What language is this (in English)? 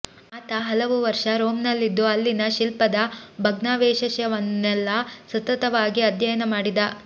Kannada